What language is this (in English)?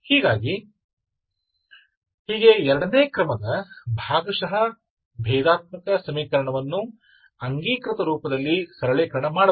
Kannada